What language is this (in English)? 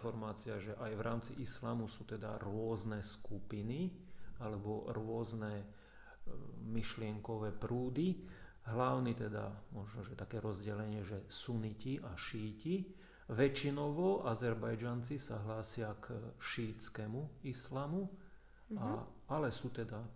Slovak